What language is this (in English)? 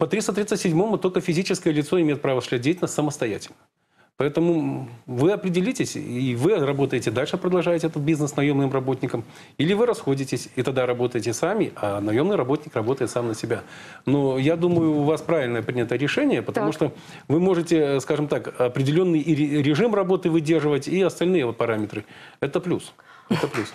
Russian